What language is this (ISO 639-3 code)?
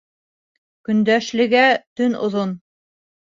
bak